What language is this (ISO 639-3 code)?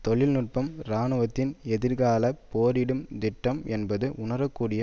tam